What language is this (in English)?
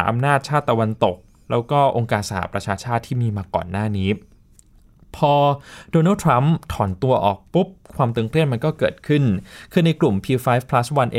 Thai